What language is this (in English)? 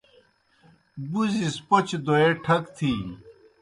Kohistani Shina